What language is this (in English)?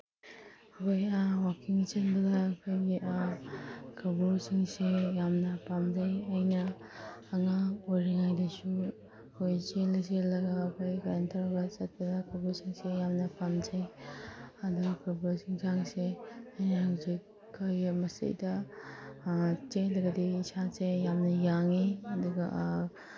Manipuri